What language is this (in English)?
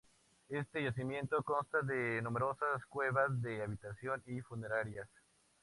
Spanish